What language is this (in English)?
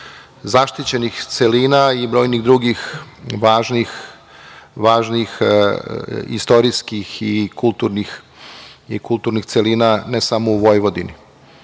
Serbian